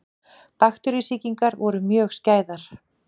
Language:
Icelandic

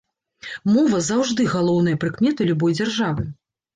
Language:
Belarusian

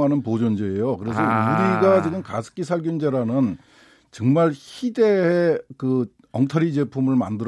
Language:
Korean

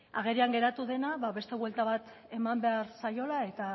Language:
Basque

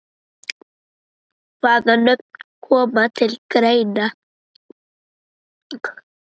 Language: Icelandic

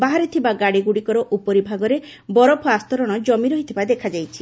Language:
Odia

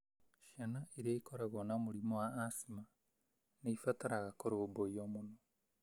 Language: Kikuyu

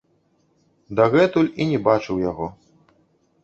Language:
Belarusian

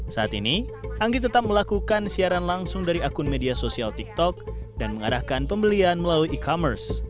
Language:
Indonesian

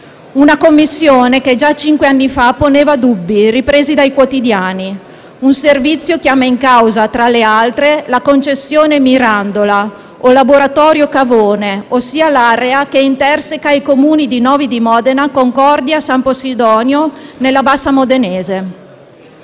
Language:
Italian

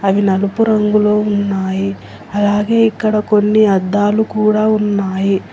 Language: Telugu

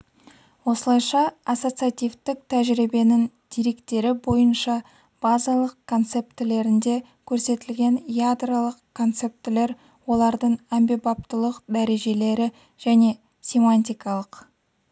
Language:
Kazakh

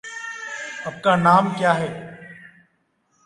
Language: Hindi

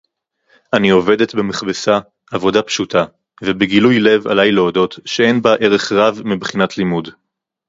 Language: Hebrew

